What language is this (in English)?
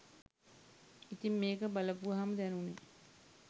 Sinhala